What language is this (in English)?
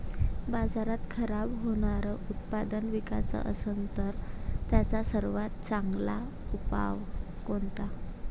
Marathi